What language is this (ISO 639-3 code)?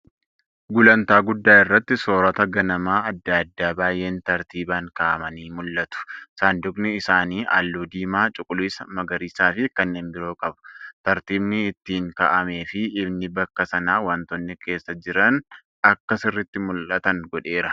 orm